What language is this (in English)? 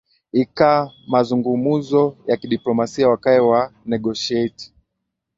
Swahili